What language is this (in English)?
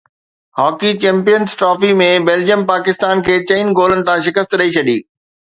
Sindhi